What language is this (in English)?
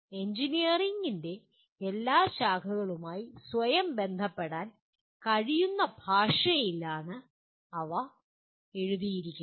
Malayalam